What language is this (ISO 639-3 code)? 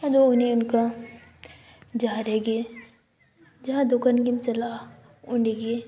sat